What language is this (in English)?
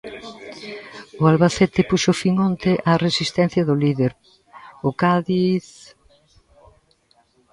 Galician